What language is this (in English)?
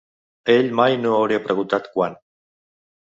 Catalan